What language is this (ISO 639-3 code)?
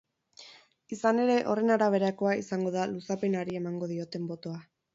eus